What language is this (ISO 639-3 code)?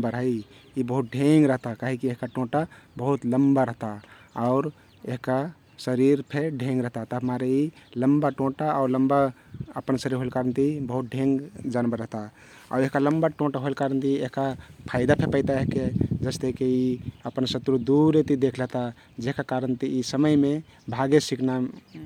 tkt